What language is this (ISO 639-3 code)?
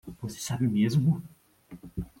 por